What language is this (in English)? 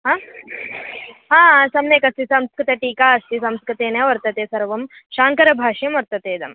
Sanskrit